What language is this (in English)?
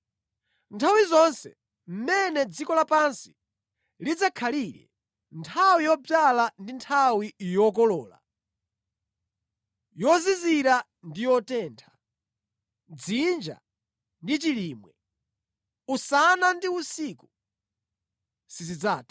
Nyanja